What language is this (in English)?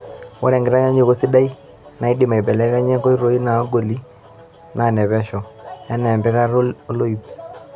Masai